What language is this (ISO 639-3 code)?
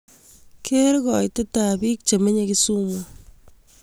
kln